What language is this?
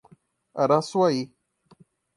Portuguese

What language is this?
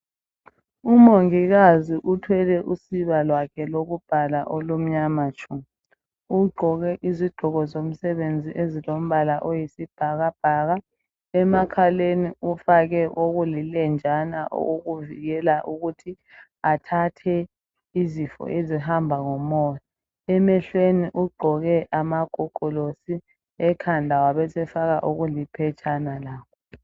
North Ndebele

